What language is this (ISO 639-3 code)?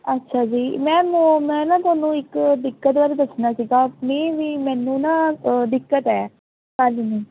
pan